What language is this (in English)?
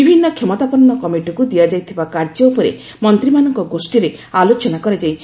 Odia